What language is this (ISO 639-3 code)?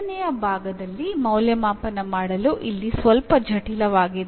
kan